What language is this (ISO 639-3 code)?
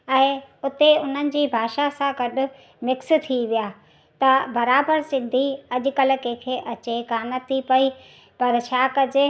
snd